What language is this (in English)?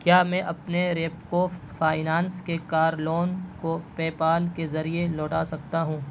Urdu